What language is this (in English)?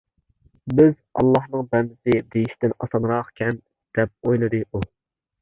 Uyghur